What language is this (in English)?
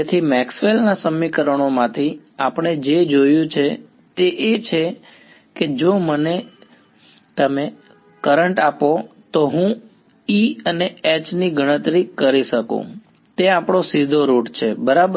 Gujarati